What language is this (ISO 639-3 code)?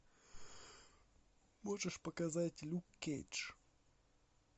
rus